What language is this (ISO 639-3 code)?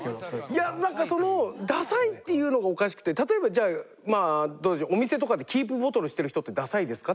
jpn